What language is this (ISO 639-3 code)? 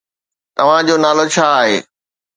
snd